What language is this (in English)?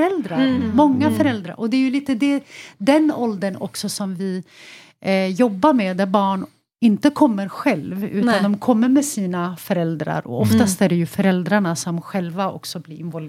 Swedish